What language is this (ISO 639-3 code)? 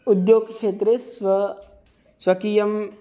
san